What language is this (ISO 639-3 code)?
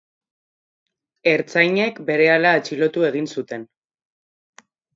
eus